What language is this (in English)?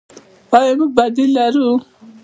Pashto